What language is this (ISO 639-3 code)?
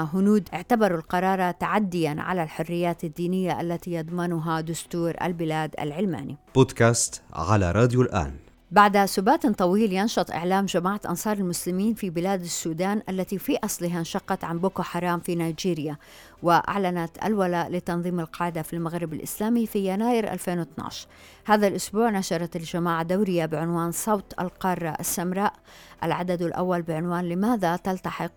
ara